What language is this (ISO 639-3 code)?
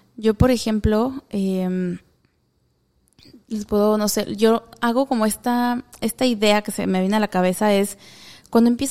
spa